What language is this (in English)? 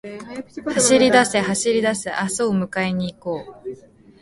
Japanese